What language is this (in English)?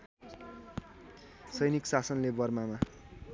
Nepali